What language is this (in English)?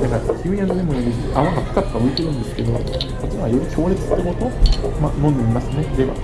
Japanese